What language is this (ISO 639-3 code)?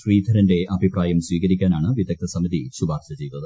mal